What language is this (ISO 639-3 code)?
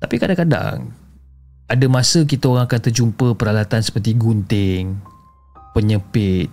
msa